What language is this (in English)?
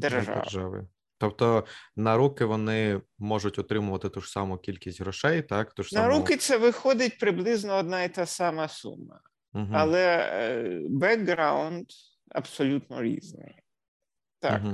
Ukrainian